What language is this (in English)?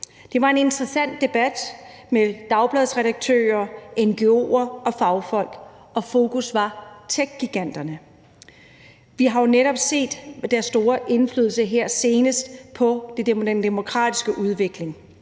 Danish